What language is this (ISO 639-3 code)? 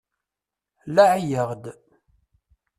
kab